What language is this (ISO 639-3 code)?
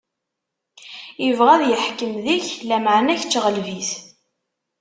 kab